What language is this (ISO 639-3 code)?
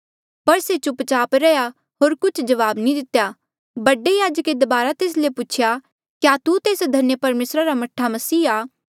mjl